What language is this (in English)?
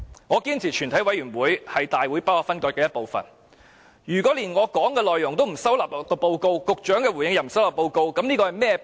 Cantonese